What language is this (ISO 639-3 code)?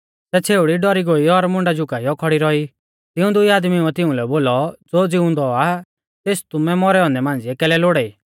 bfz